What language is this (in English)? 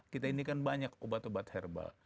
Indonesian